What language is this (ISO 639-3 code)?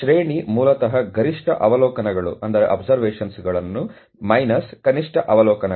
kan